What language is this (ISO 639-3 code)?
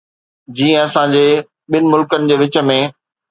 snd